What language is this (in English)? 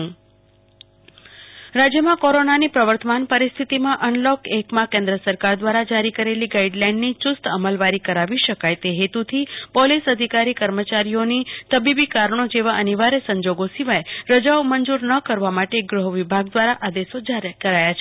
Gujarati